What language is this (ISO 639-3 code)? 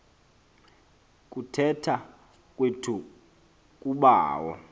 xho